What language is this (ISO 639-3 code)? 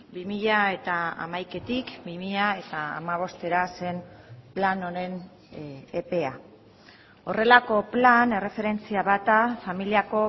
eus